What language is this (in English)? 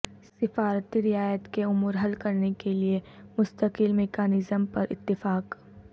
Urdu